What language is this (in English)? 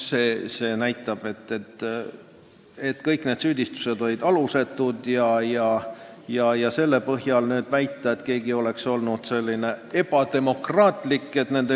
Estonian